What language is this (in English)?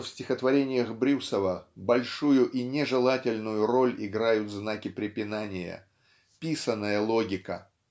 Russian